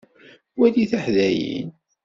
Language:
Kabyle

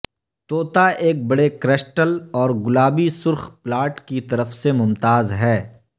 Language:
Urdu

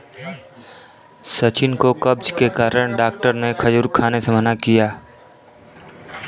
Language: Hindi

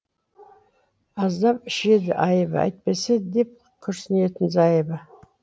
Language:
Kazakh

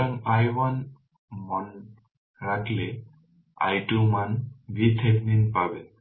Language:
Bangla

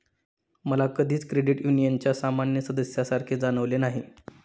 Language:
Marathi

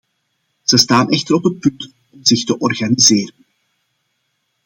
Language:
Dutch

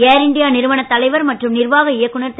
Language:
Tamil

